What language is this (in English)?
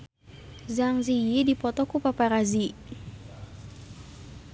Sundanese